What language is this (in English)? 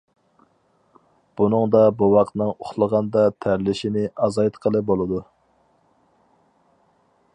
Uyghur